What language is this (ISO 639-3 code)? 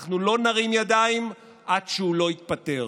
heb